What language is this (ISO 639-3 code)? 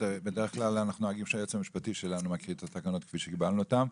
heb